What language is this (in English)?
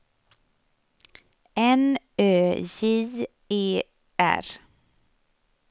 Swedish